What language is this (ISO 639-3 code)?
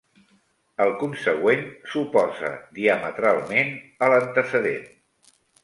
cat